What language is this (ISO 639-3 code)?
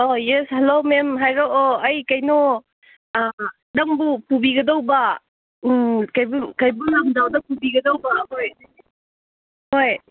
mni